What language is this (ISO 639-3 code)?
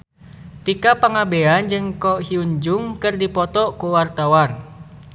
sun